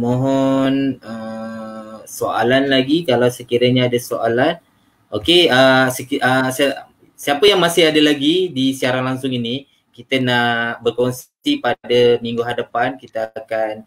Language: Malay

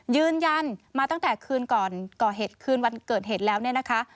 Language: Thai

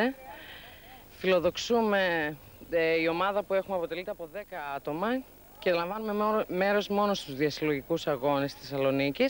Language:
Greek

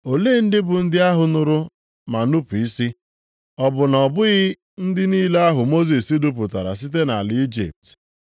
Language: Igbo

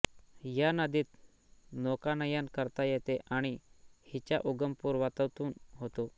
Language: Marathi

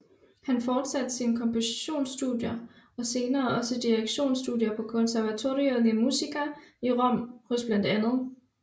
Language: Danish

